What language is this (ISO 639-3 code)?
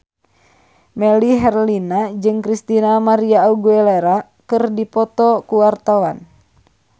sun